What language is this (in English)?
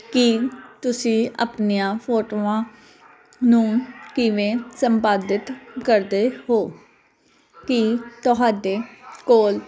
Punjabi